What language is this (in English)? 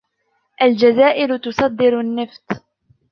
Arabic